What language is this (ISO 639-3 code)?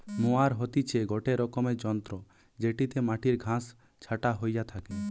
ben